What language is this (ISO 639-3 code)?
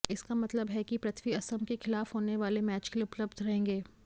hin